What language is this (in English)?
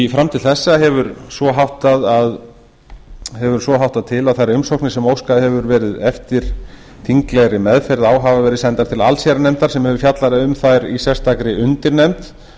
Icelandic